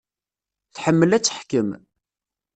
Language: Kabyle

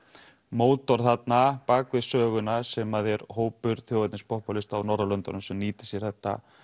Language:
Icelandic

